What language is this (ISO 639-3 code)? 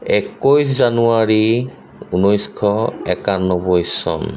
asm